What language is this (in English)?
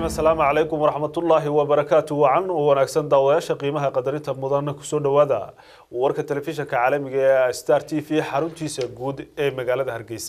Arabic